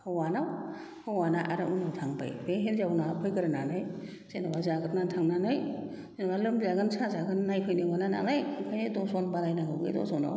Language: Bodo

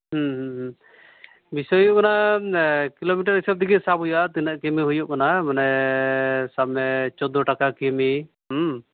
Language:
Santali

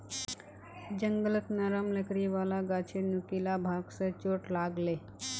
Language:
Magahi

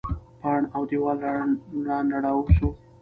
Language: Pashto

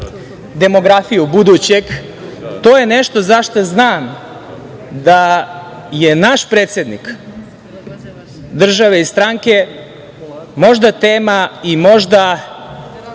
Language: Serbian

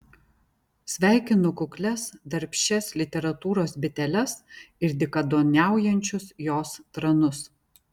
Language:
Lithuanian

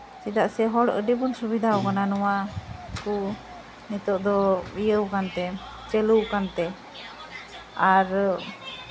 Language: Santali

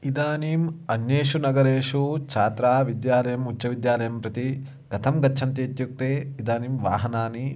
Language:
Sanskrit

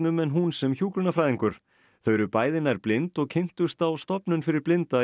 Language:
Icelandic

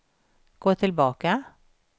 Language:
Swedish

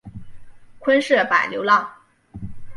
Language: Chinese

